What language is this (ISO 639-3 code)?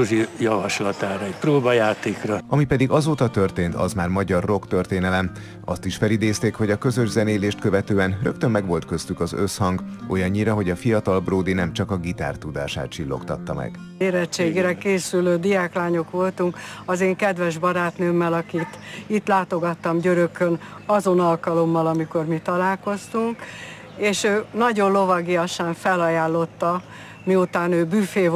hun